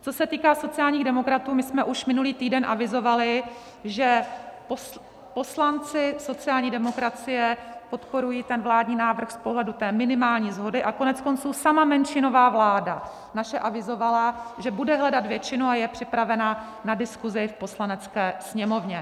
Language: Czech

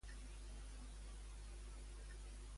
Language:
Catalan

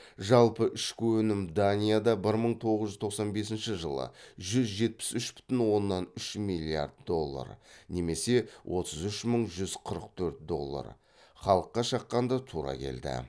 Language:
Kazakh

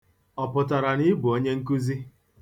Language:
Igbo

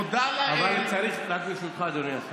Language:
Hebrew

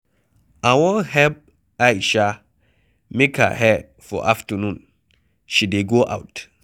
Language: Nigerian Pidgin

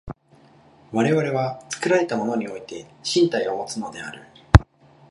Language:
Japanese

